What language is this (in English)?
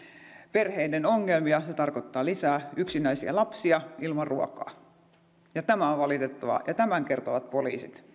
Finnish